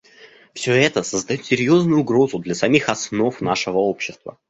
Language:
Russian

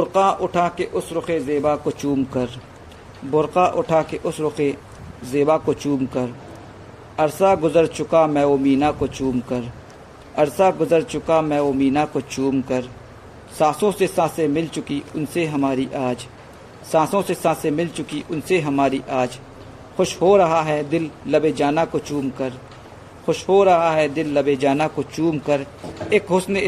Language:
Hindi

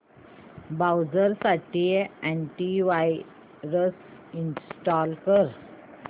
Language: Marathi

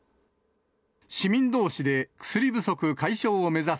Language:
Japanese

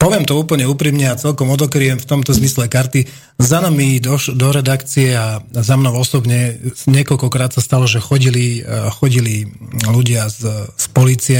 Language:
Slovak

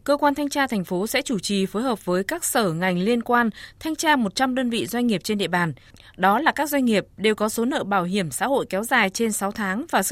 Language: Vietnamese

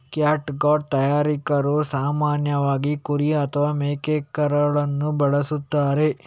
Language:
Kannada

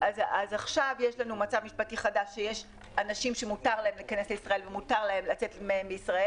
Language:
Hebrew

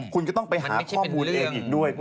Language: Thai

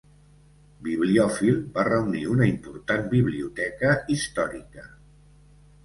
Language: Catalan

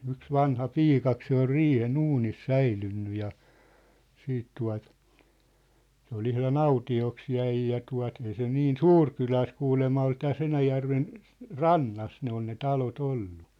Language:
Finnish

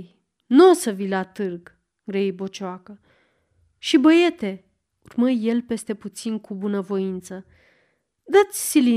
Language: Romanian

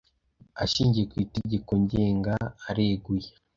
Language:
Kinyarwanda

